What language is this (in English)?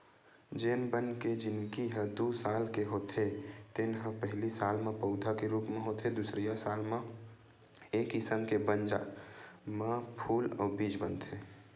Chhattisgarhi